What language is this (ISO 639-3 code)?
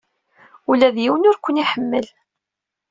kab